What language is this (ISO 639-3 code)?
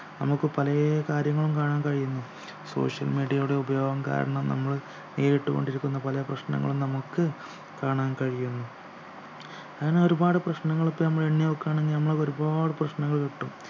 mal